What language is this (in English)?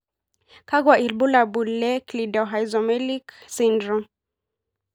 Masai